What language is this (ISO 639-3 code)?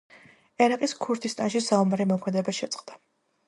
kat